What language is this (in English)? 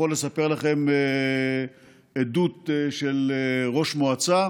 Hebrew